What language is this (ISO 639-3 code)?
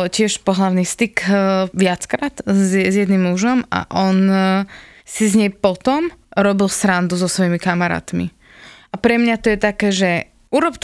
slk